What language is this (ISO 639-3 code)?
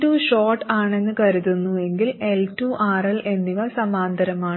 mal